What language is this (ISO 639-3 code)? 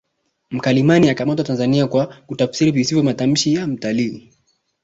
swa